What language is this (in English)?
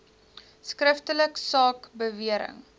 Afrikaans